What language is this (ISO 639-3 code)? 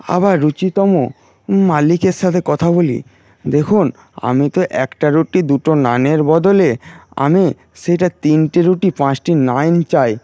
ben